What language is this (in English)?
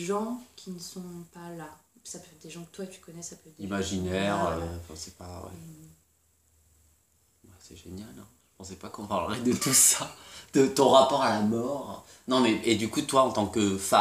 French